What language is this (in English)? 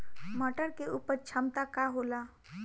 Bhojpuri